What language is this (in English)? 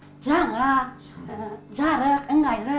Kazakh